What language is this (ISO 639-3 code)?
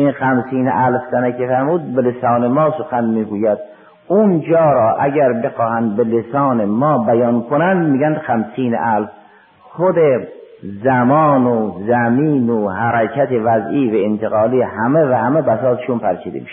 fas